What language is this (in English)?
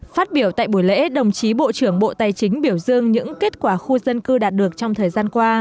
Vietnamese